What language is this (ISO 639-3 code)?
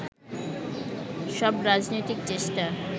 ben